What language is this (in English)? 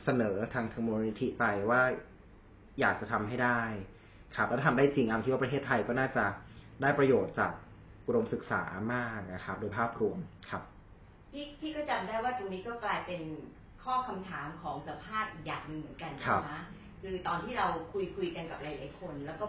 Thai